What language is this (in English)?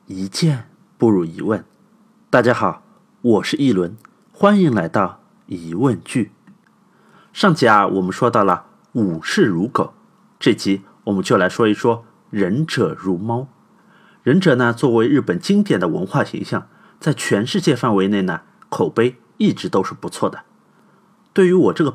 Chinese